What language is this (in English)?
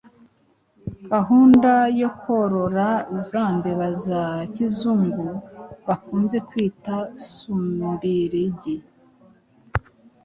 Kinyarwanda